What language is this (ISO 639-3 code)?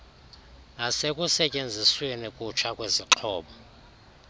xho